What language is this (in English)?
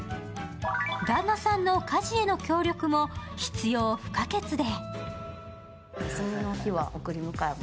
Japanese